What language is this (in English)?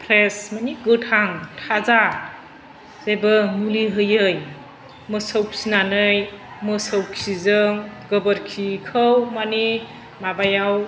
Bodo